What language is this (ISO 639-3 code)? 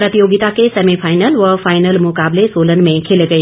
hin